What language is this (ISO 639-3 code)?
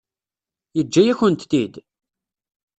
kab